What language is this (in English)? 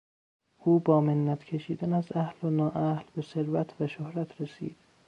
Persian